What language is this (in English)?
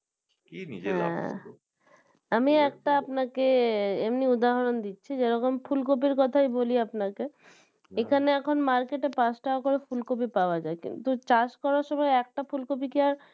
Bangla